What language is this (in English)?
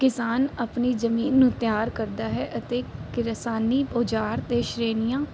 Punjabi